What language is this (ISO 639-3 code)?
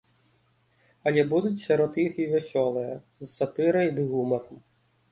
bel